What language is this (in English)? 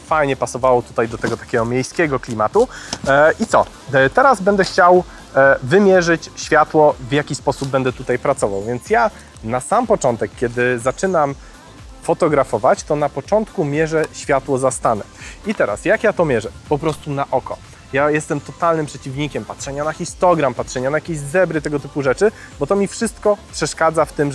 Polish